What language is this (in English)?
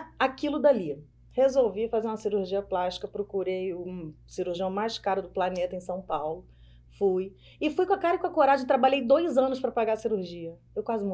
Portuguese